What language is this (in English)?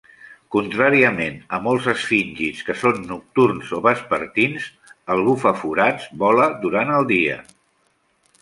Catalan